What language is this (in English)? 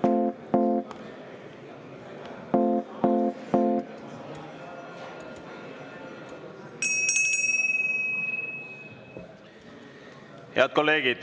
Estonian